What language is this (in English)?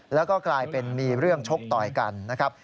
Thai